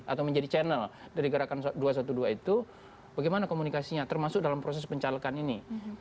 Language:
Indonesian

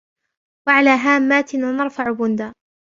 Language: Arabic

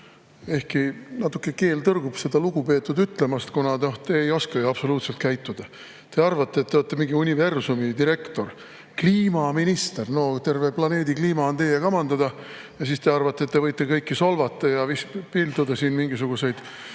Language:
Estonian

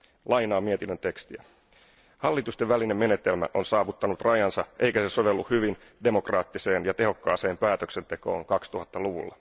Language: Finnish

